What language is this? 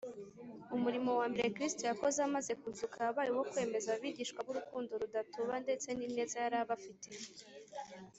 Kinyarwanda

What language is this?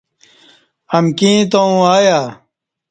Kati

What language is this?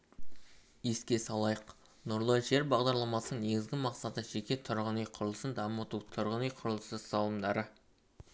Kazakh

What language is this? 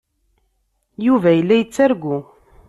Kabyle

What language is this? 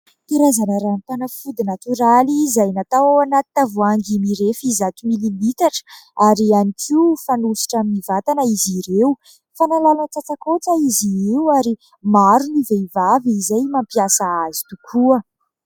Malagasy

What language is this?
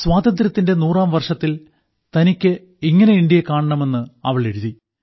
Malayalam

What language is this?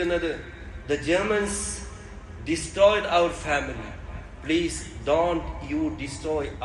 Malayalam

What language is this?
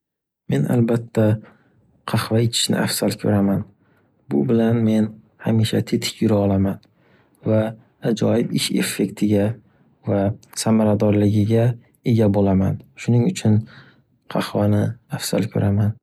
Uzbek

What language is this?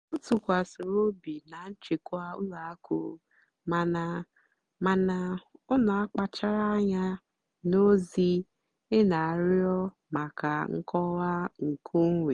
Igbo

